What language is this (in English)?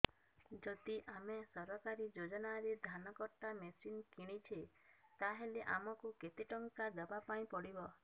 Odia